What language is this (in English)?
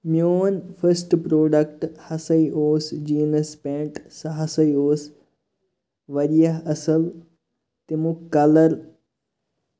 Kashmiri